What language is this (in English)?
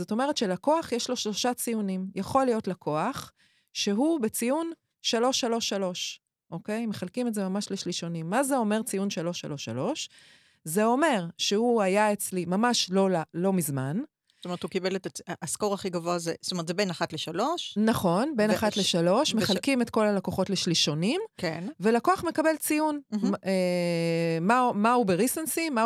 Hebrew